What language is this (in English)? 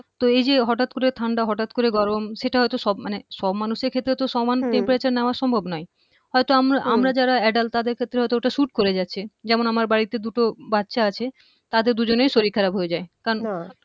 Bangla